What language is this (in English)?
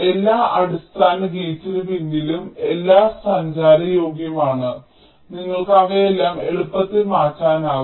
Malayalam